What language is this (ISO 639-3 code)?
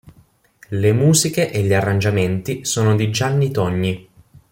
ita